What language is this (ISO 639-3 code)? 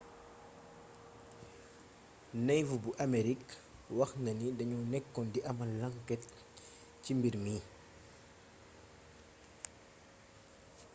wol